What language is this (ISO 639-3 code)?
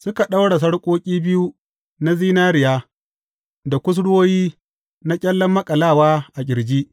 hau